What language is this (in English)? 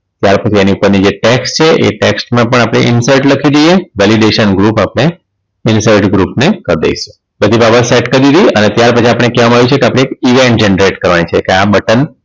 Gujarati